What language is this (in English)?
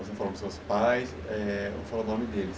Portuguese